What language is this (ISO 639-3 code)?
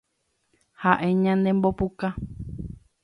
grn